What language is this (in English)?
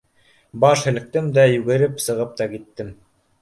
Bashkir